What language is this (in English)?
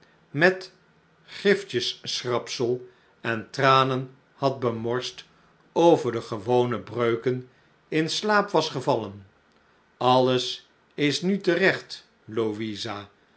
Dutch